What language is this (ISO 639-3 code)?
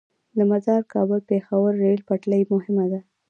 pus